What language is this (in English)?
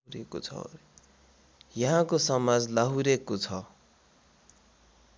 Nepali